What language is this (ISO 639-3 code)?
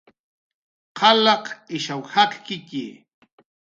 jqr